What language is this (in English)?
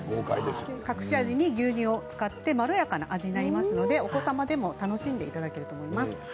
Japanese